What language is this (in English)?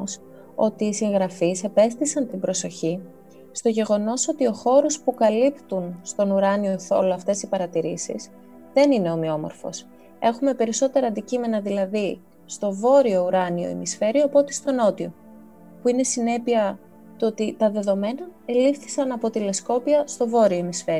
Greek